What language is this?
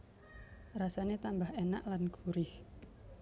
Javanese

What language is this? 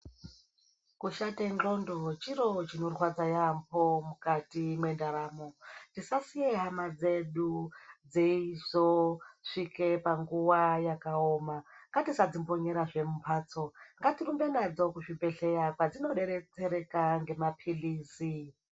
Ndau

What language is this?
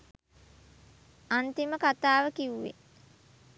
Sinhala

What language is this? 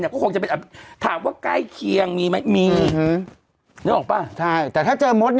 Thai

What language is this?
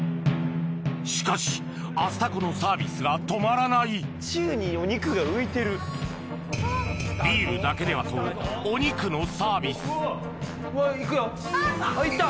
Japanese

